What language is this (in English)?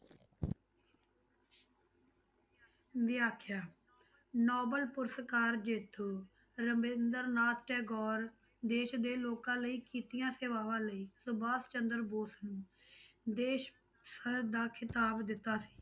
Punjabi